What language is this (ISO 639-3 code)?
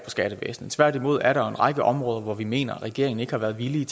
dan